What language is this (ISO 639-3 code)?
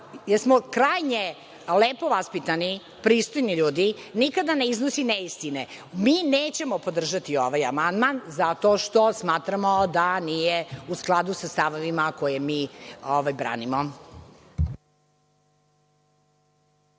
srp